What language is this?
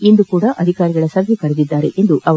Kannada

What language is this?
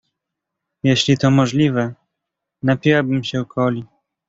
Polish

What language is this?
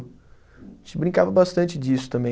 Portuguese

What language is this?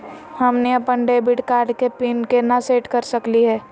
Magahi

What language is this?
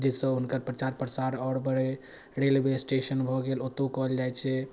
Maithili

